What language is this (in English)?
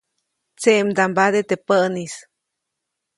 Copainalá Zoque